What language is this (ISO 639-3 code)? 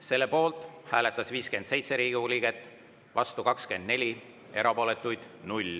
est